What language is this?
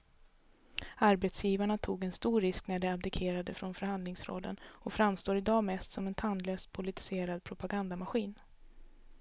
Swedish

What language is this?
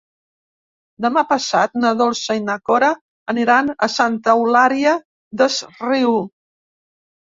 Catalan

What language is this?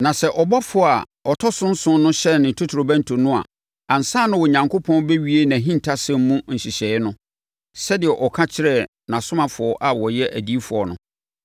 Akan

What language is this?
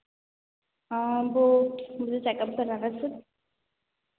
Hindi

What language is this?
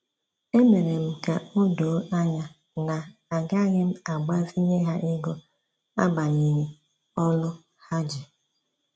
Igbo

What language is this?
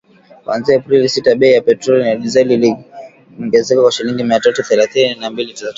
Swahili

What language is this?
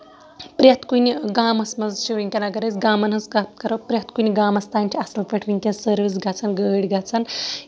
Kashmiri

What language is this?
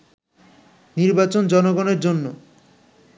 Bangla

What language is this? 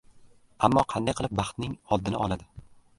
Uzbek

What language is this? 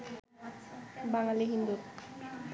Bangla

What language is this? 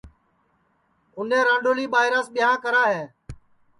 Sansi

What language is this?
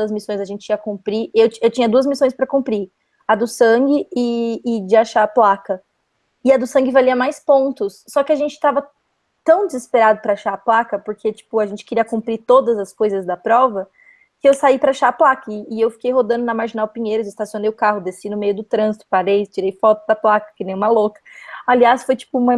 Portuguese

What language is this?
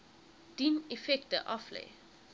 Afrikaans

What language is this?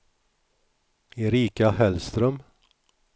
Swedish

